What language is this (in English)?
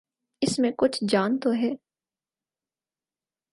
Urdu